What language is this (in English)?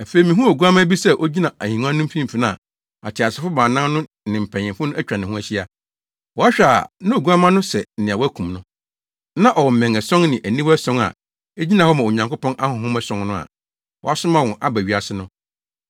Akan